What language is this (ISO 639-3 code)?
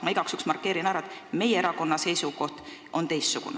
est